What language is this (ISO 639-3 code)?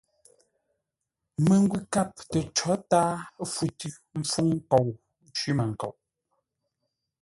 nla